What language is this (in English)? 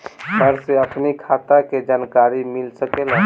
Bhojpuri